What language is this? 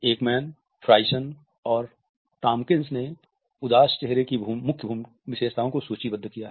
Hindi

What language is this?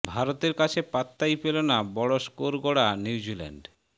Bangla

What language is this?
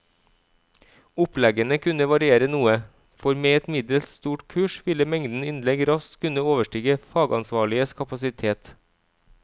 Norwegian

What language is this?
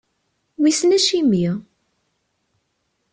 Kabyle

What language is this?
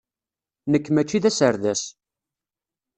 Kabyle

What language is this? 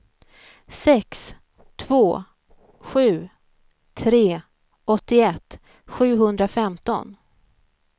Swedish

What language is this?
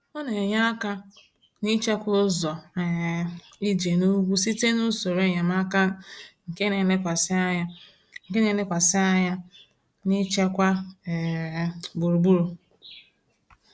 Igbo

